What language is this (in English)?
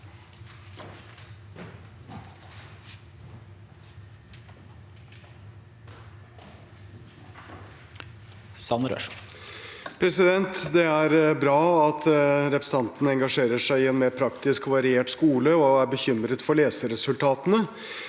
Norwegian